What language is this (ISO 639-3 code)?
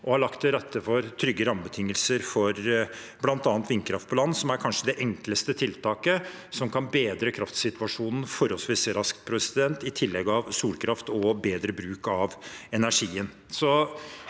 nor